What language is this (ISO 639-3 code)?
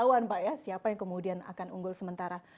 ind